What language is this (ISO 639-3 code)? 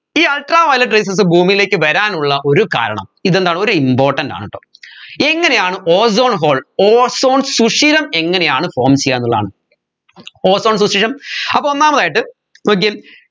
mal